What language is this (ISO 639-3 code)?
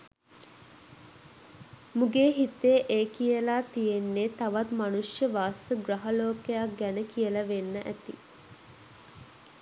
sin